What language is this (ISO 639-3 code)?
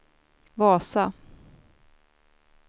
swe